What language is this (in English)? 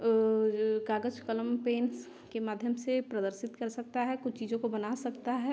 Hindi